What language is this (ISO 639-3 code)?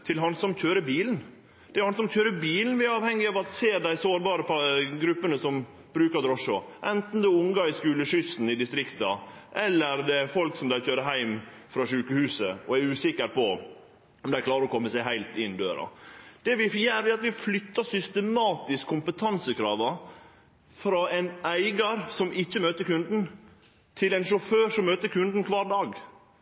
nno